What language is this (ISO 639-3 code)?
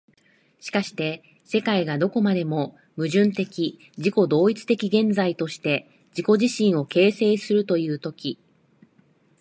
jpn